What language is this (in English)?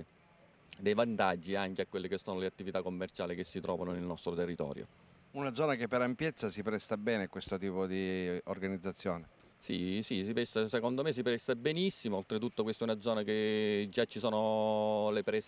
Italian